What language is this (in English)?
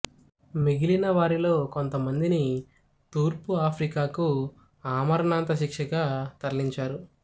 Telugu